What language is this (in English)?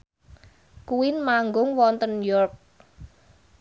Javanese